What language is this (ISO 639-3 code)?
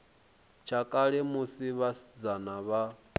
ven